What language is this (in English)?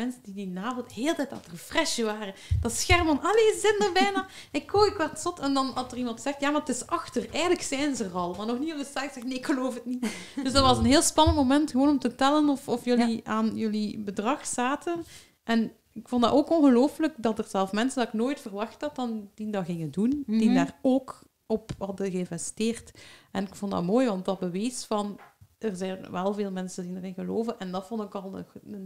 Dutch